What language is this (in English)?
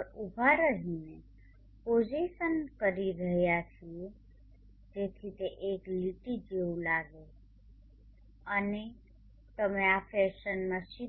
Gujarati